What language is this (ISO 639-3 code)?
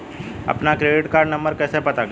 hin